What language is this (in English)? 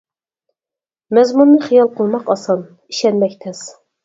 Uyghur